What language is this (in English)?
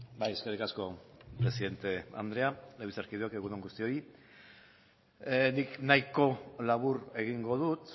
Basque